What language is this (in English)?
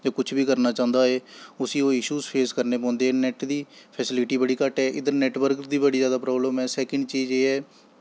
Dogri